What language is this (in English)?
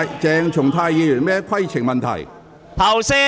Cantonese